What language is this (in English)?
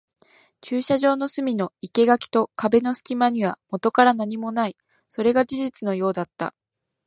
Japanese